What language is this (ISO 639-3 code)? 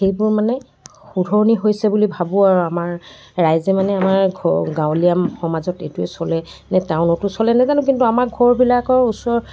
asm